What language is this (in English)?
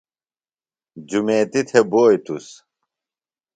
Phalura